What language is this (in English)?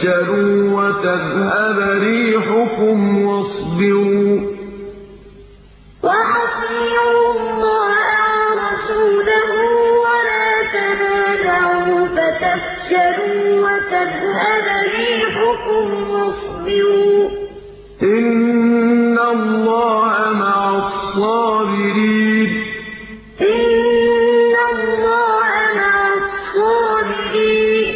Arabic